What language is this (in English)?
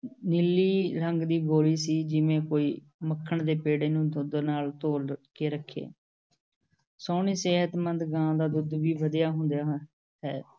Punjabi